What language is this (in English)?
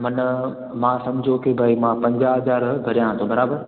Sindhi